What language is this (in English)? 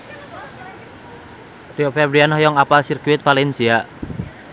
Sundanese